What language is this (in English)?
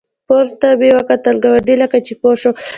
Pashto